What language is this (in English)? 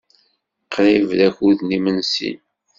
Kabyle